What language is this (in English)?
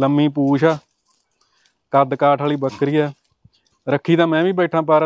Punjabi